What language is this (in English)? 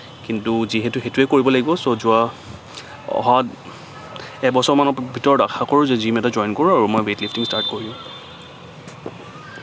Assamese